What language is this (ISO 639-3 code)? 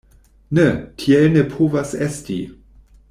epo